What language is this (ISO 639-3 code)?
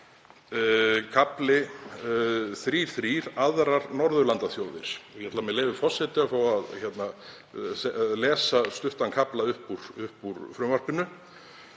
isl